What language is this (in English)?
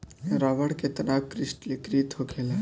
Bhojpuri